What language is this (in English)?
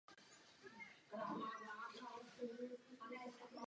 Czech